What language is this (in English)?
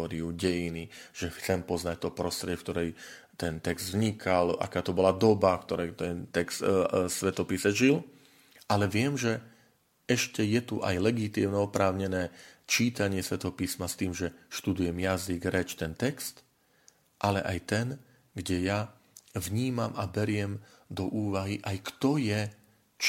Slovak